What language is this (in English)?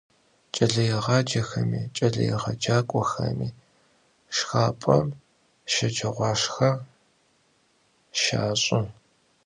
Adyghe